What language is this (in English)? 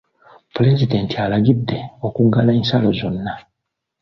Ganda